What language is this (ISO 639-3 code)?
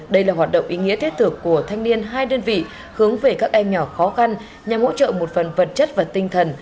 vie